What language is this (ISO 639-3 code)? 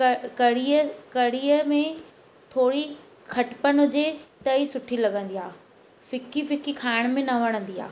snd